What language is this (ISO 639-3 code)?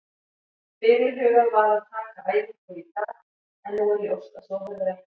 isl